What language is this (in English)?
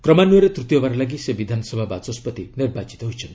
Odia